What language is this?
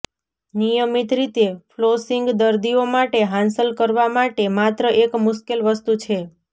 Gujarati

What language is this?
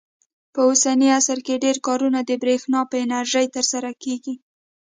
Pashto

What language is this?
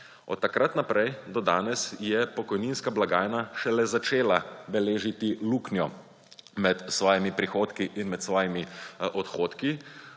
Slovenian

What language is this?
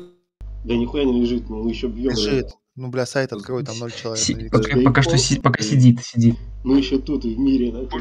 Russian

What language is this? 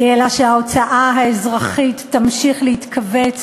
Hebrew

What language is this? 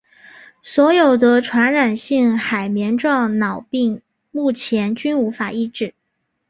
Chinese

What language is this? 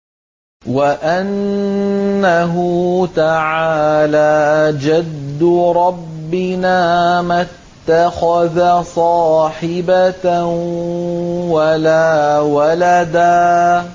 Arabic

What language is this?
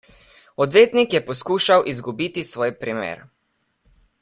Slovenian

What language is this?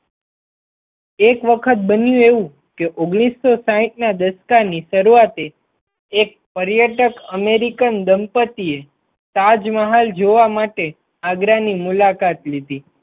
Gujarati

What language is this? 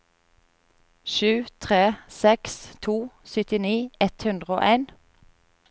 Norwegian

